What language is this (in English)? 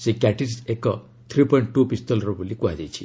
Odia